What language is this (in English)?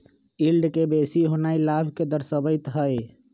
Magahi